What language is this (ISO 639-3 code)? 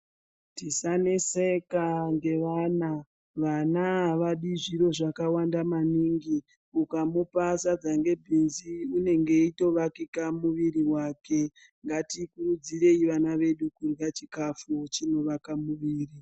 ndc